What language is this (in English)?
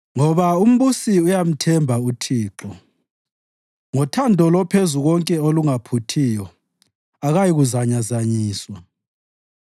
North Ndebele